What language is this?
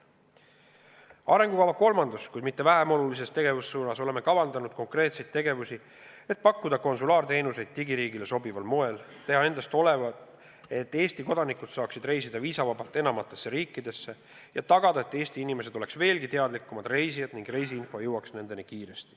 Estonian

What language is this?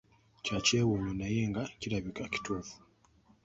Ganda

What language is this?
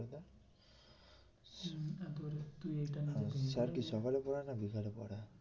Bangla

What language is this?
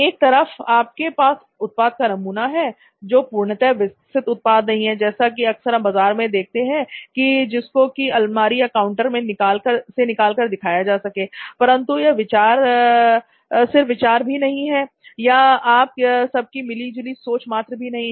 Hindi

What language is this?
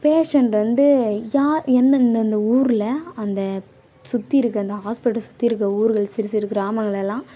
Tamil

